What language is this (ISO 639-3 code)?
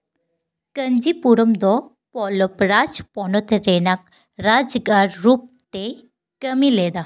sat